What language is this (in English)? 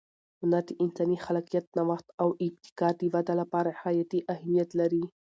Pashto